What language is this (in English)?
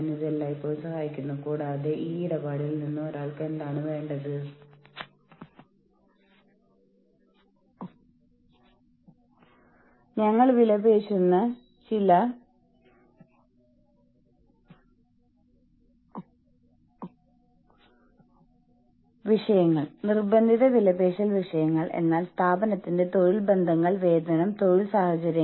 Malayalam